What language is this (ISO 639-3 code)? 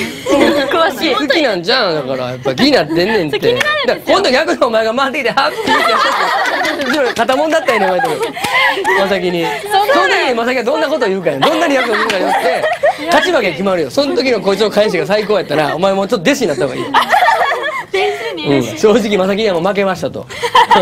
jpn